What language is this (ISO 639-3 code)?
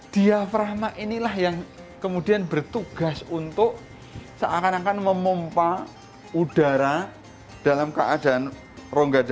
ind